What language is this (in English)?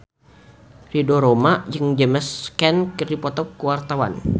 Sundanese